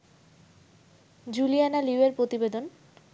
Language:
Bangla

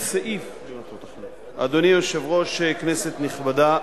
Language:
Hebrew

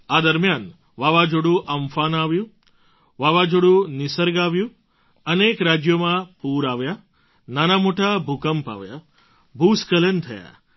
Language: Gujarati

